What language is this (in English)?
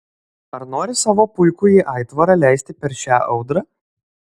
Lithuanian